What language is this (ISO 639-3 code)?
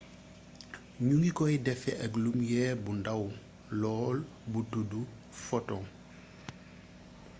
wol